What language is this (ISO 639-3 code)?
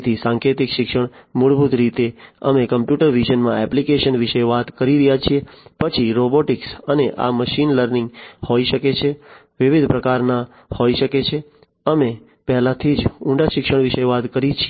guj